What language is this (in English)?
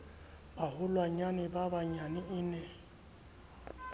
Southern Sotho